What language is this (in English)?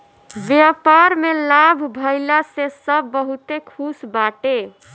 Bhojpuri